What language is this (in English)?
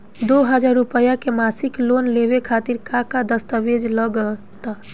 Bhojpuri